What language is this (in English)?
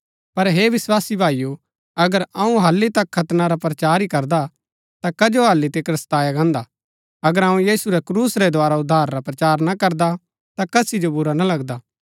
Gaddi